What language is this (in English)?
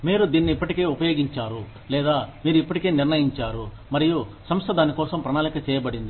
Telugu